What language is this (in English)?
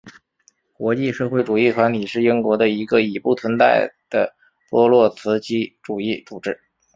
Chinese